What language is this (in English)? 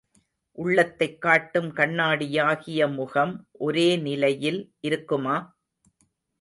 Tamil